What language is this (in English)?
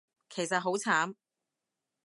Cantonese